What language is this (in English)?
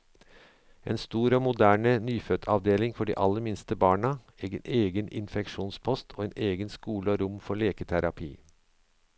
Norwegian